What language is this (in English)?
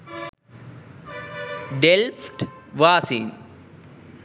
Sinhala